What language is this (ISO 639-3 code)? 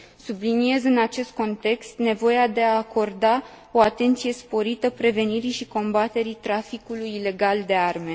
ron